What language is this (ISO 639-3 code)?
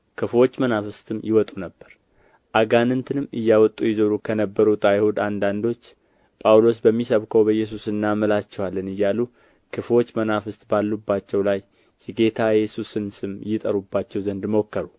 amh